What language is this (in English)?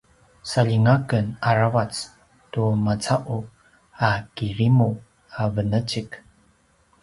Paiwan